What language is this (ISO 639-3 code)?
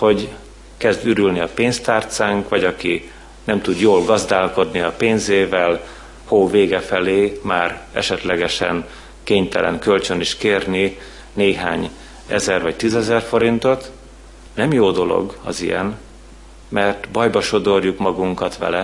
hun